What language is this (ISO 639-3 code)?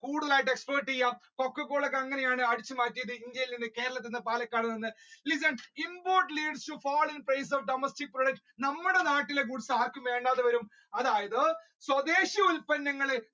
mal